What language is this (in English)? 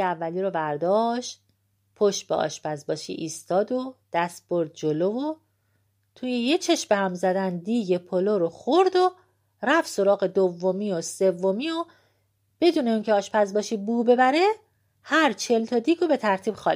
Persian